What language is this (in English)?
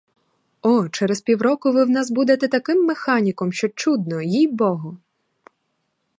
Ukrainian